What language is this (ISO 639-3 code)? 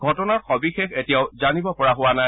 asm